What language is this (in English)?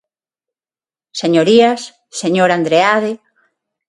Galician